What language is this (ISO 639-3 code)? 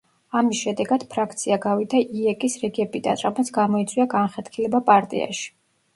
kat